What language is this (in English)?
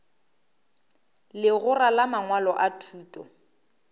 Northern Sotho